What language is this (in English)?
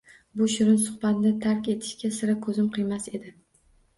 Uzbek